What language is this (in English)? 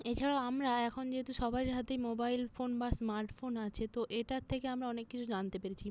Bangla